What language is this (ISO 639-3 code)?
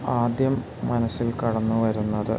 mal